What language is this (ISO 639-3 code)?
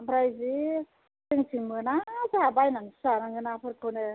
brx